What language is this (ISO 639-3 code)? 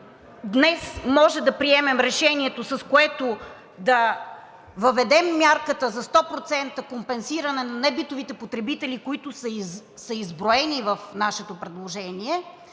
bul